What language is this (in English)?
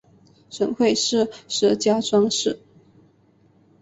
Chinese